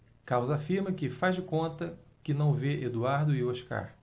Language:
Portuguese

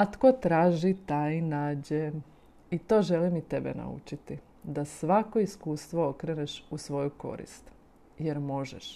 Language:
Croatian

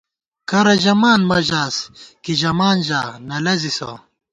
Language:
Gawar-Bati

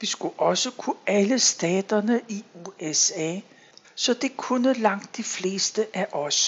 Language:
Danish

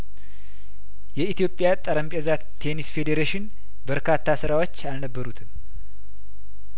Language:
Amharic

